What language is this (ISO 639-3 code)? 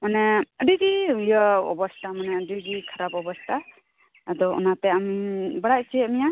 sat